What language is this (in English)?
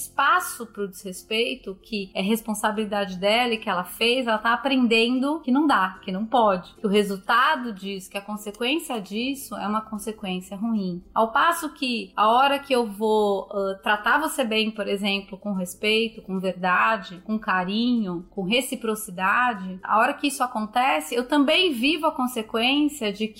Portuguese